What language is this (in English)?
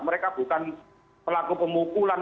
Indonesian